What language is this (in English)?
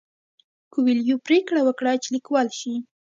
Pashto